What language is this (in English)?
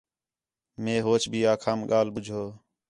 Khetrani